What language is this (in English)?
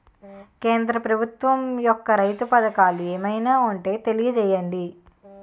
Telugu